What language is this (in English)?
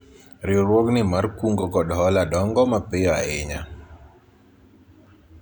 Luo (Kenya and Tanzania)